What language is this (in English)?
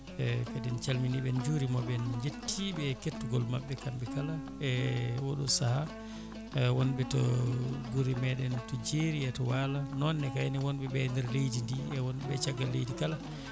Fula